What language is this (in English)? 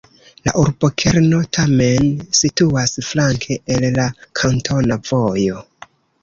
Esperanto